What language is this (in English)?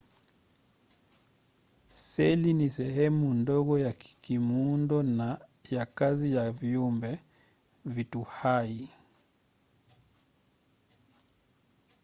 Swahili